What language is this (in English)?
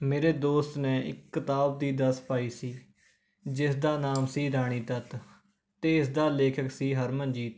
Punjabi